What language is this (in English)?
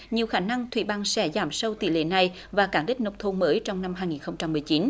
Vietnamese